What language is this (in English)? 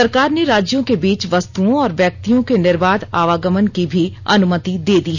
Hindi